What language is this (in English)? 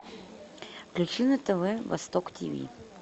Russian